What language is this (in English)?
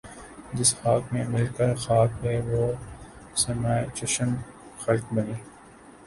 Urdu